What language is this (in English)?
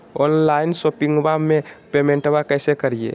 Magahi